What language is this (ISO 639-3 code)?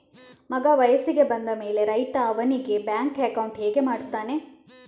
kan